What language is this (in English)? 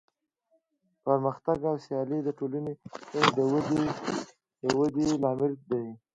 Pashto